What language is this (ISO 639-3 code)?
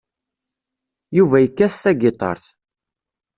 kab